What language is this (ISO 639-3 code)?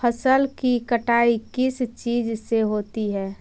mag